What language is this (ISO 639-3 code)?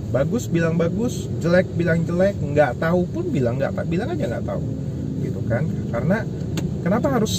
ind